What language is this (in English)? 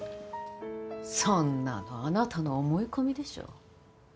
Japanese